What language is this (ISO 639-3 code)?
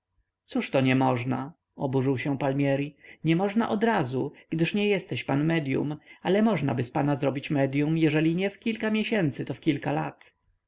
pol